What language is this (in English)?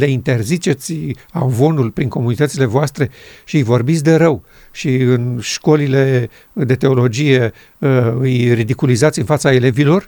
Romanian